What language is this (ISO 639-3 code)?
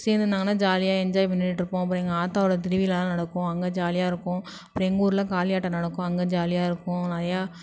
tam